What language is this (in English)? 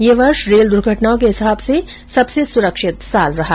Hindi